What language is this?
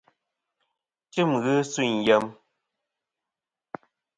Kom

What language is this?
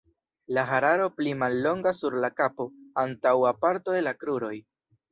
Esperanto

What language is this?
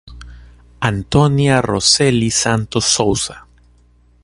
Portuguese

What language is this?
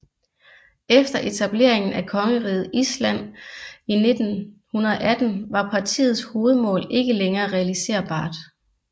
Danish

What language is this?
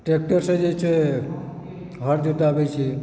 Maithili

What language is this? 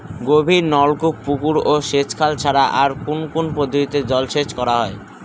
Bangla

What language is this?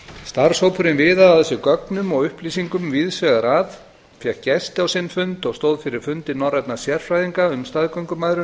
Icelandic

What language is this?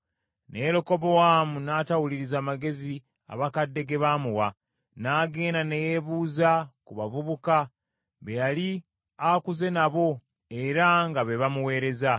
Ganda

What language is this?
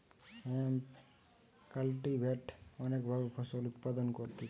Bangla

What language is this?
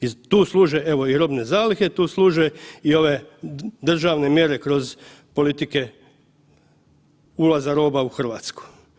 Croatian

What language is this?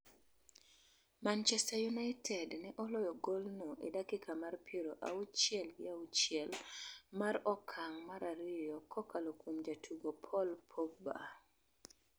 Luo (Kenya and Tanzania)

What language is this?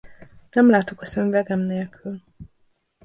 Hungarian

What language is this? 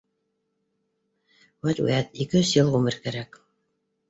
Bashkir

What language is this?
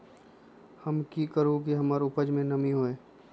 Magahi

